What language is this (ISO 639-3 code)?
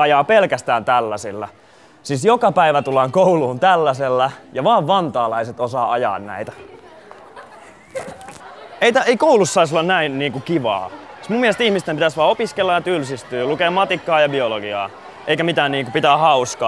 fin